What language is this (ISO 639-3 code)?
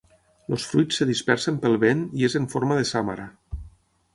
cat